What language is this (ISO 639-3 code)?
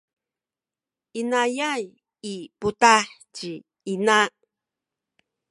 szy